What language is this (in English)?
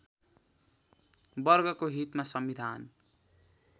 Nepali